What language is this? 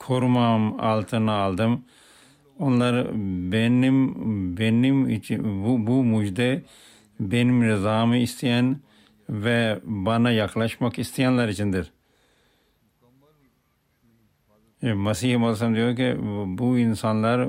Turkish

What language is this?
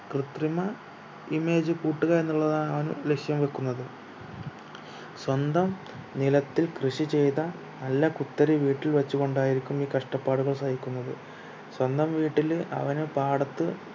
Malayalam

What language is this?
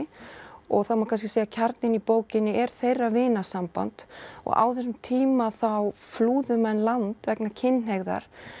Icelandic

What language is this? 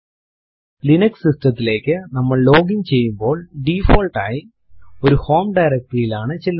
Malayalam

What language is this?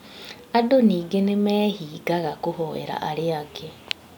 Kikuyu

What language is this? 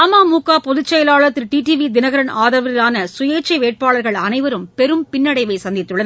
Tamil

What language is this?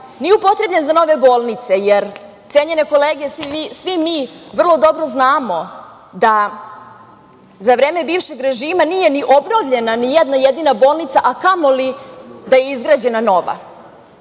Serbian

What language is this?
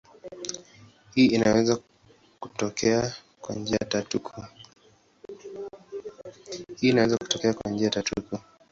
Swahili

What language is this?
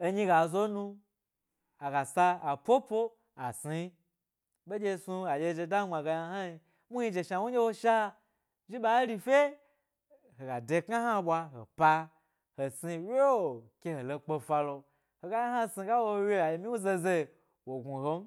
Gbari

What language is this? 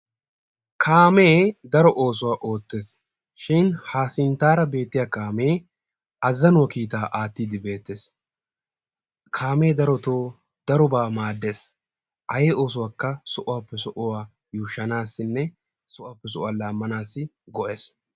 Wolaytta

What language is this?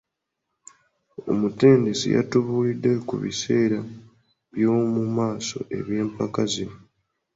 Ganda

